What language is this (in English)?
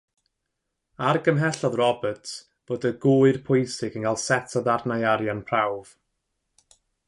Welsh